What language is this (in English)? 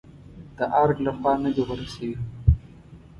Pashto